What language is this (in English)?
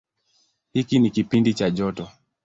Swahili